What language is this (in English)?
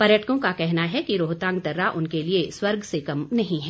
Hindi